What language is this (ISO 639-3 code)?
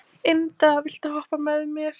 isl